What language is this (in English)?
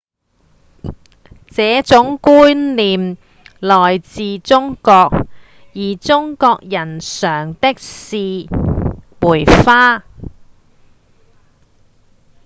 Cantonese